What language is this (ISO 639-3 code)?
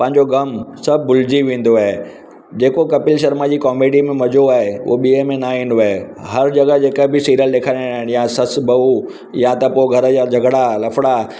snd